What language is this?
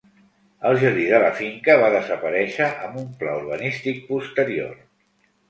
Catalan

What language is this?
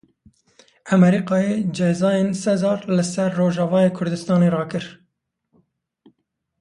Kurdish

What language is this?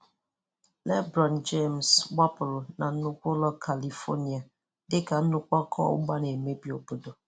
Igbo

